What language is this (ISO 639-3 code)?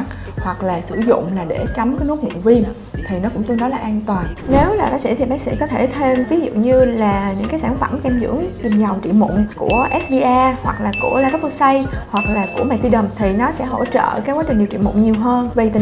vie